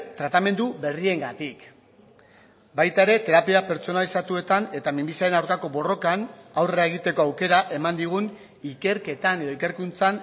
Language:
Basque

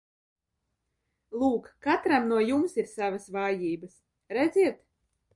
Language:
Latvian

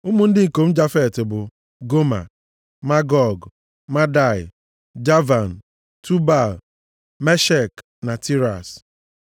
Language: Igbo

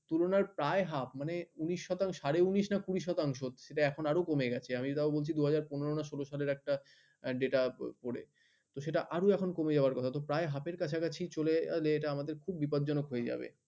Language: Bangla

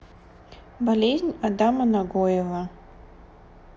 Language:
Russian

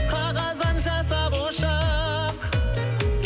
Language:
Kazakh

